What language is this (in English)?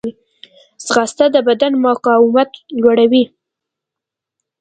Pashto